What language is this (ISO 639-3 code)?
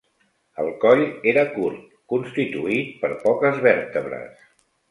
cat